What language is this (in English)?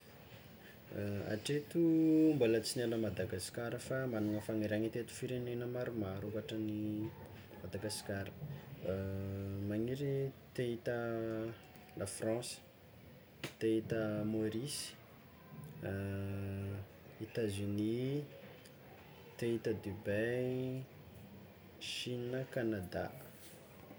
Tsimihety Malagasy